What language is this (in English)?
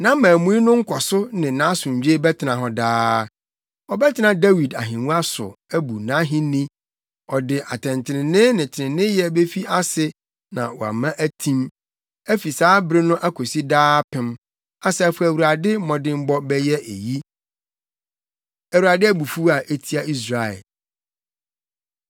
Akan